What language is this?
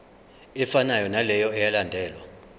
Zulu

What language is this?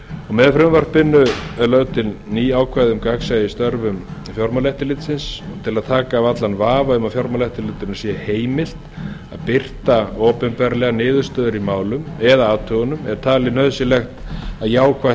Icelandic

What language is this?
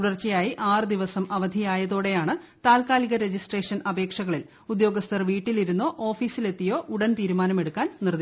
Malayalam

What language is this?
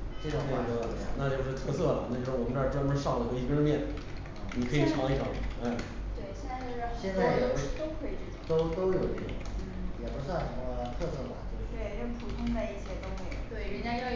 Chinese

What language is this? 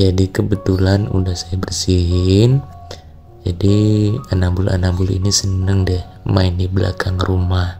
Indonesian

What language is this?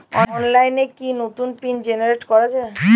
Bangla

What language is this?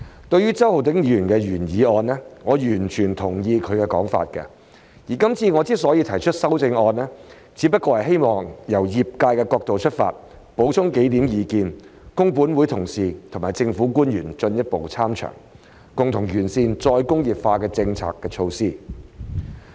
Cantonese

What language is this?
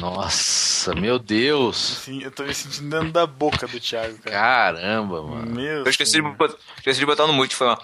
Portuguese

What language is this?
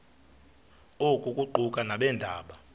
Xhosa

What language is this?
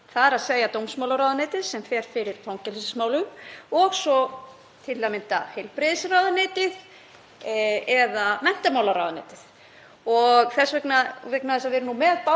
Icelandic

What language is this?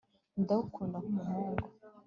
Kinyarwanda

